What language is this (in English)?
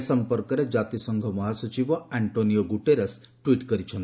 Odia